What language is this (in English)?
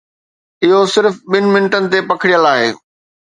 Sindhi